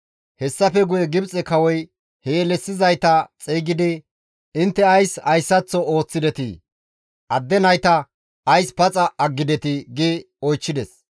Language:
Gamo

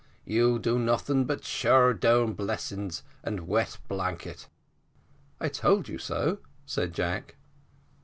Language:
English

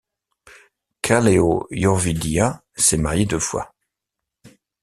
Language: French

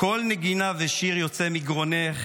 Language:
Hebrew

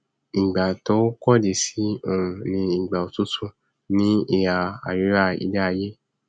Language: Yoruba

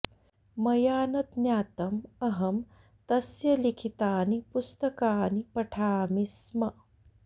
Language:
Sanskrit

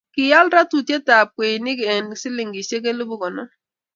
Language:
Kalenjin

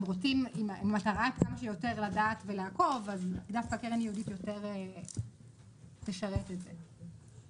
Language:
Hebrew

